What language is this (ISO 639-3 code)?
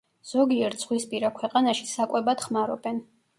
kat